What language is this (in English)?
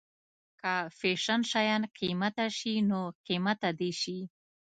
Pashto